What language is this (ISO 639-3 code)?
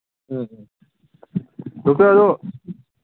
mni